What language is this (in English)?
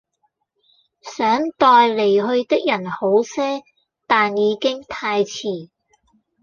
Cantonese